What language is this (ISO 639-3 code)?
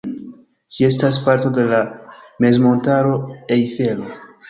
epo